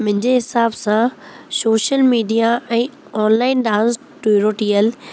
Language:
Sindhi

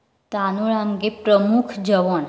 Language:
Konkani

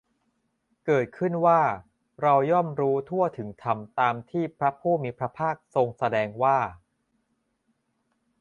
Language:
Thai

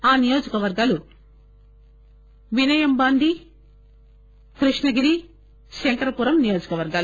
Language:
Telugu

